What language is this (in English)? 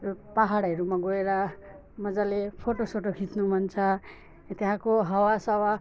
Nepali